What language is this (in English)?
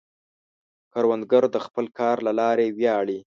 Pashto